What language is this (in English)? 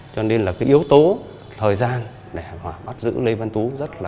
Vietnamese